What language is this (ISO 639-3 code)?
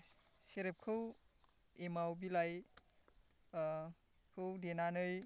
brx